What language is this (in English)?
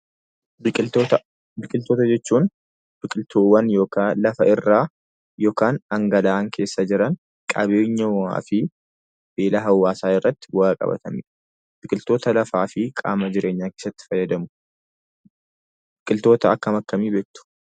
Oromo